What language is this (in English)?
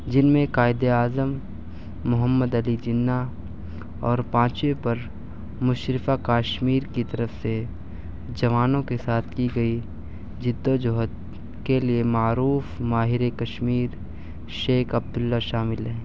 Urdu